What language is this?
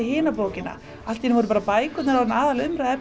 Icelandic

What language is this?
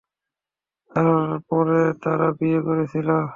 Bangla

